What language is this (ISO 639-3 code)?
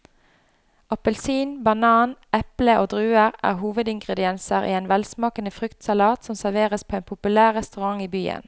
nor